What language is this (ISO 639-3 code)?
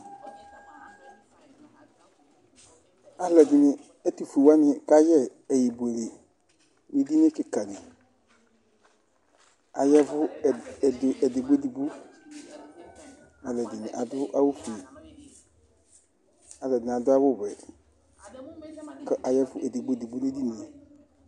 kpo